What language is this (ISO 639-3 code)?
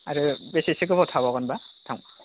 brx